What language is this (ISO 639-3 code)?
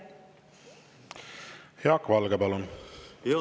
est